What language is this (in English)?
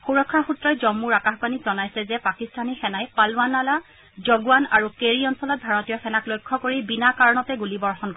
Assamese